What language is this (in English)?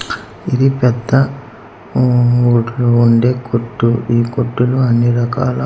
Telugu